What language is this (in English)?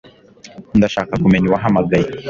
Kinyarwanda